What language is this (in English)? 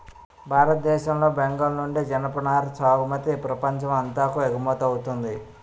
Telugu